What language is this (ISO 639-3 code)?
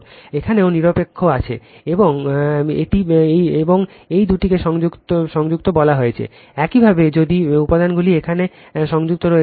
ben